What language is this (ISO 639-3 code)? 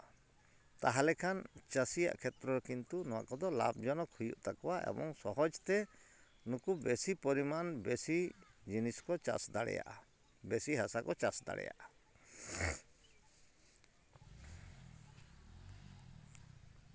sat